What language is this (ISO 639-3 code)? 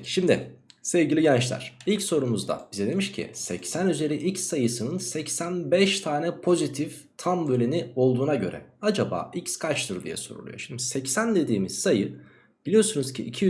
tur